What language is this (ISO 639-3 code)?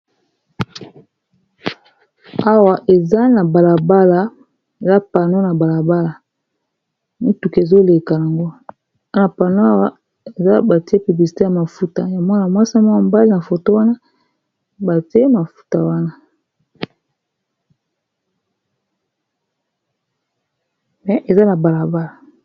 lin